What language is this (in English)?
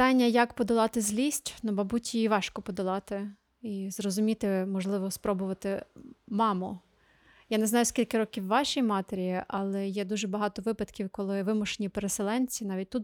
Ukrainian